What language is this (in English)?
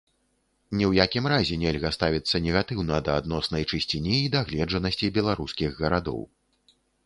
Belarusian